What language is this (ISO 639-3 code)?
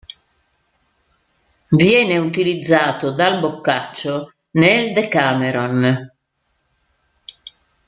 ita